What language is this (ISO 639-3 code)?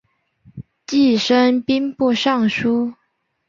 zho